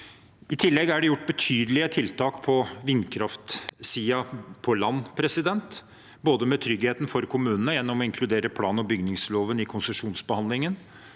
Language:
Norwegian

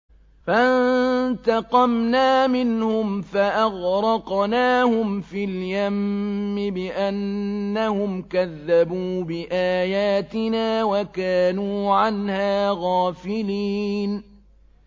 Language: Arabic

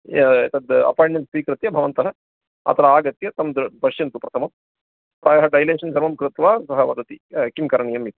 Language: Sanskrit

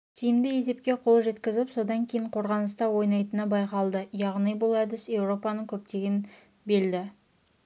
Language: Kazakh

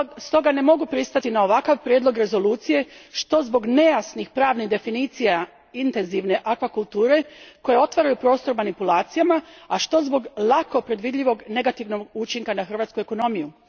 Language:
Croatian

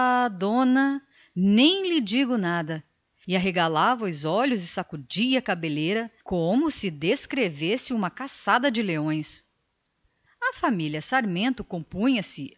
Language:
Portuguese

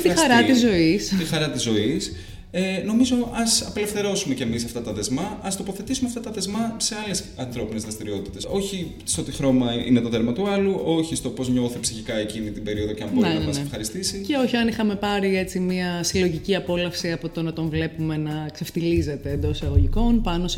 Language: Greek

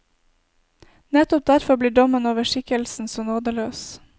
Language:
Norwegian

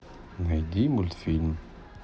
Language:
Russian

